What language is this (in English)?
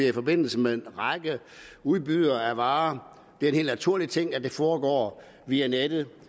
Danish